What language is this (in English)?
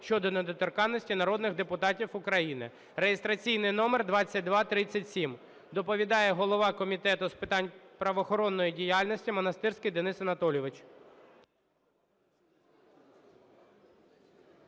Ukrainian